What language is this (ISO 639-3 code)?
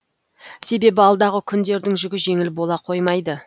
kaz